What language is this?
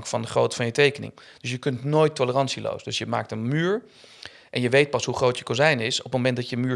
Dutch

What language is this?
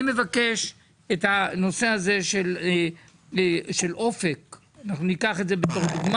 Hebrew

